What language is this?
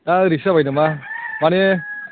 Bodo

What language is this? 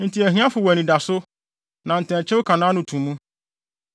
Akan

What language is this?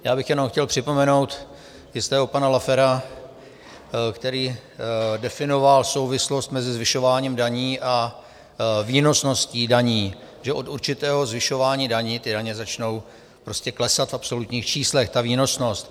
Czech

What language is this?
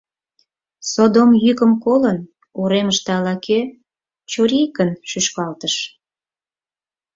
Mari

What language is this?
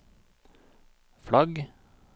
Norwegian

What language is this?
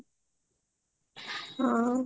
Odia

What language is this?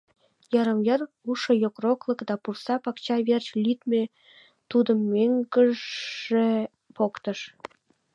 Mari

